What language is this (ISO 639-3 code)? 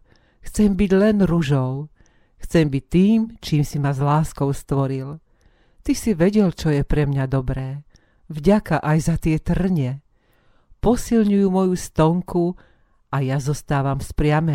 slk